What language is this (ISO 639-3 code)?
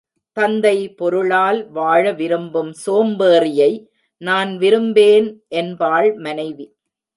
tam